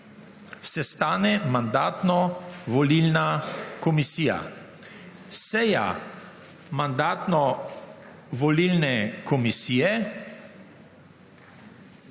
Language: Slovenian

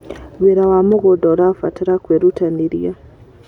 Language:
Kikuyu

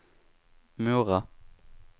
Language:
Swedish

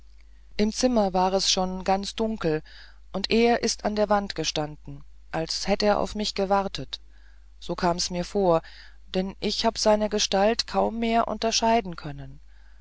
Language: German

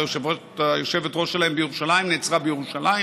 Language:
Hebrew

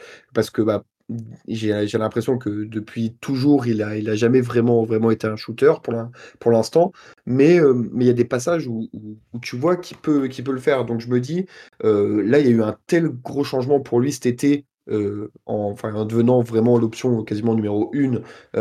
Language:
French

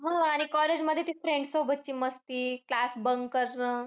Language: Marathi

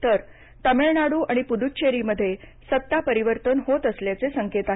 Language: Marathi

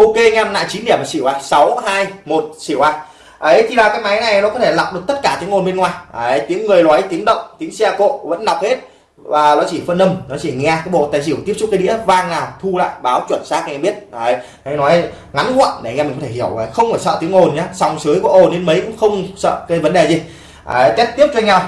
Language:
Vietnamese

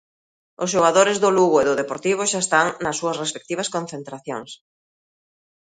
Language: Galician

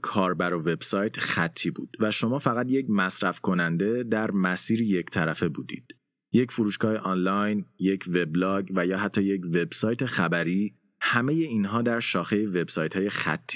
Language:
Persian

